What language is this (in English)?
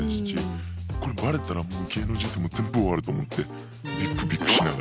Japanese